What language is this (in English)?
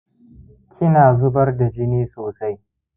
Hausa